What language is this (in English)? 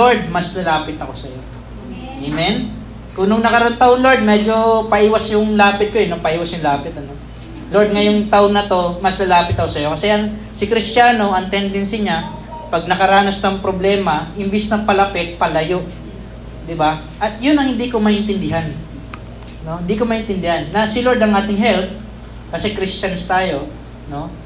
Filipino